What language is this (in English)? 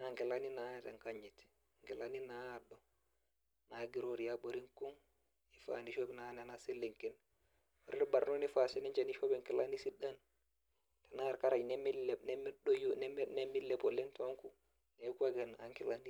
Masai